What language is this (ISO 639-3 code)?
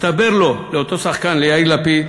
heb